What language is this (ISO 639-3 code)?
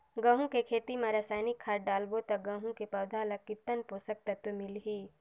hne